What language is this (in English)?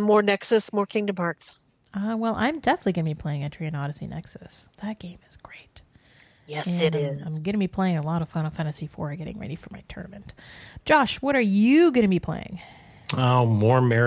English